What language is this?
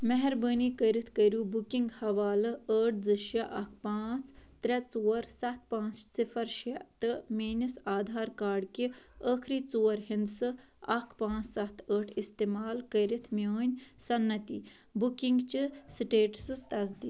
Kashmiri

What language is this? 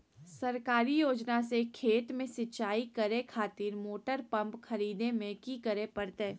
Magahi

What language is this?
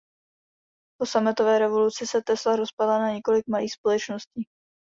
Czech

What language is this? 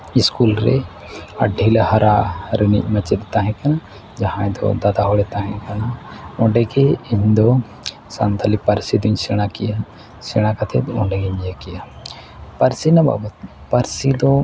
Santali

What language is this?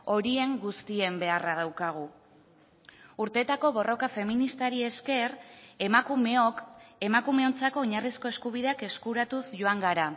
Basque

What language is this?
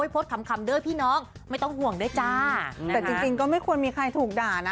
Thai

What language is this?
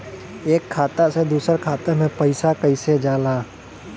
Bhojpuri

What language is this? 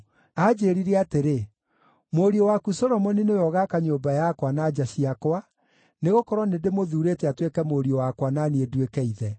Kikuyu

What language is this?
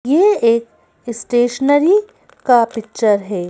Hindi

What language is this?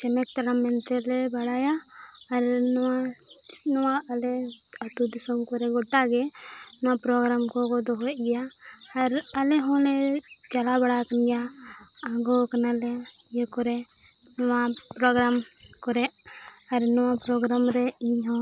Santali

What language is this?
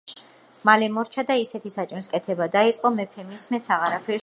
Georgian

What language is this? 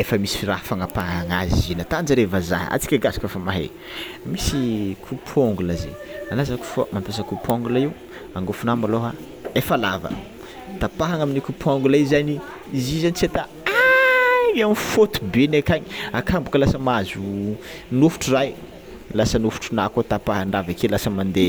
Tsimihety Malagasy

